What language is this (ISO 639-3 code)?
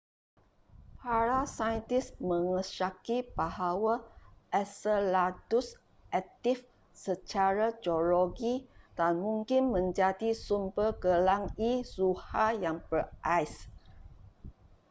msa